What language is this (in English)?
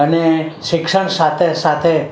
Gujarati